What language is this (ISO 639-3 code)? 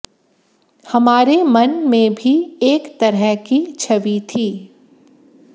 hin